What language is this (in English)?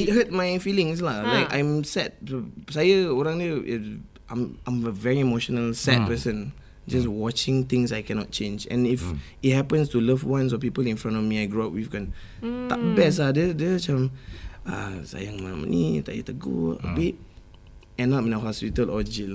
Malay